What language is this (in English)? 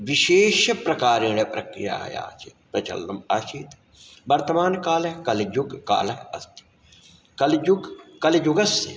Sanskrit